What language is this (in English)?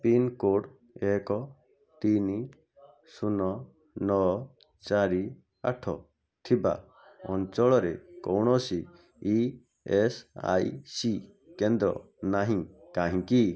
Odia